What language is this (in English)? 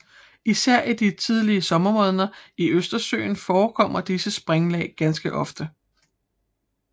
Danish